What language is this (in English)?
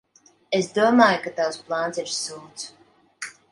Latvian